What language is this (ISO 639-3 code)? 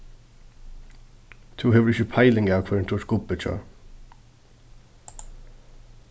fao